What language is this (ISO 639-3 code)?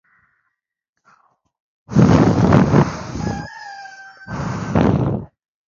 swa